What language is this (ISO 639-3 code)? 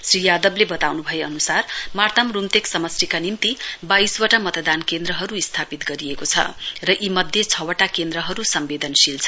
nep